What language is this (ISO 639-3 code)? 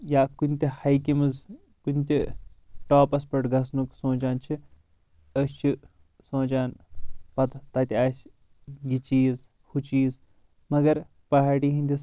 kas